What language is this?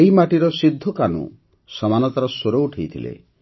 Odia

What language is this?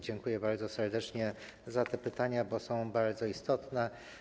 Polish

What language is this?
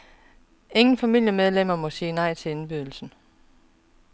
Danish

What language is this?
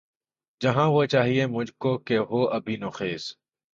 Urdu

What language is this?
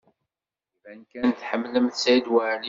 Kabyle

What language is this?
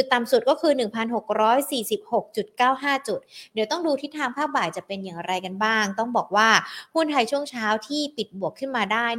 Thai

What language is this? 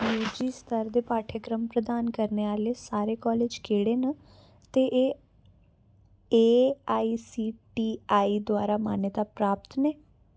Dogri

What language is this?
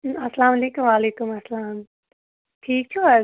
Kashmiri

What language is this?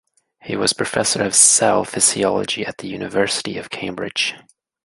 English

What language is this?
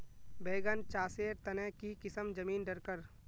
Magahi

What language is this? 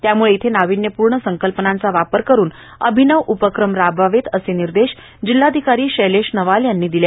Marathi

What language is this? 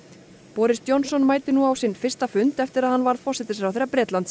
Icelandic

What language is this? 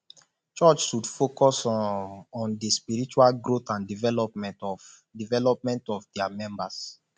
Nigerian Pidgin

